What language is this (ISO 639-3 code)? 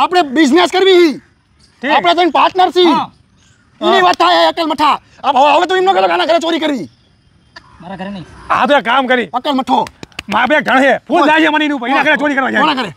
guj